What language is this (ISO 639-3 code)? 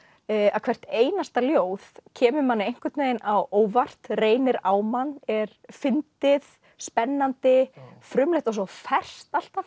isl